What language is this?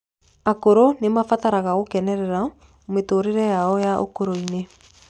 Kikuyu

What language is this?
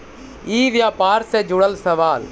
Magahi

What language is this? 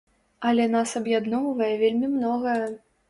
Belarusian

